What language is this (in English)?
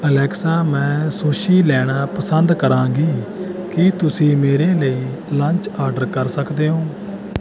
Punjabi